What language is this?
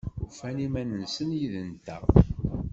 Kabyle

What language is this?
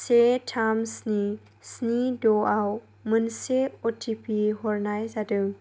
Bodo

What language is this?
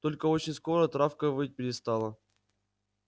Russian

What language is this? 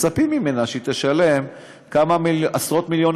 Hebrew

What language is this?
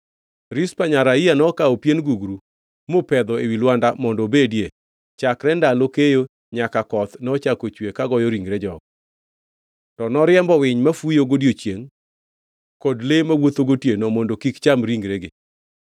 Luo (Kenya and Tanzania)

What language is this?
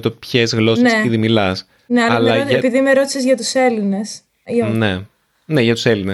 Greek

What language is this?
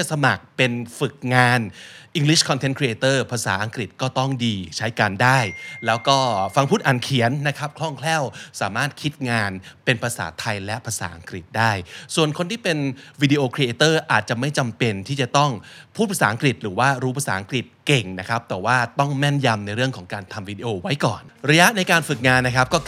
Thai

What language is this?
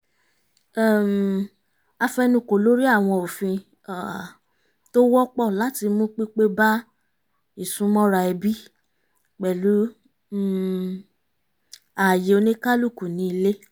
Yoruba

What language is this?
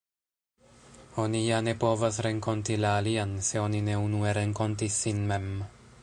Esperanto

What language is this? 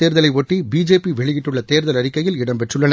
Tamil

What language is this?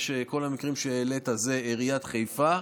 Hebrew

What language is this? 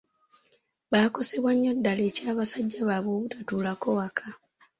Ganda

